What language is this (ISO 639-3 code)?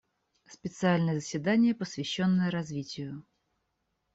rus